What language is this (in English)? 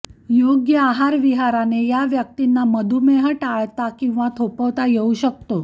Marathi